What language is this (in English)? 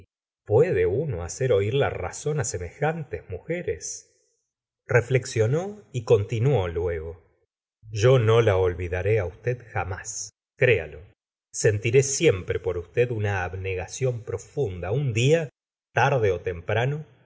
Spanish